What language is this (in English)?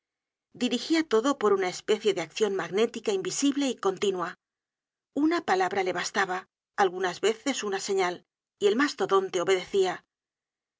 Spanish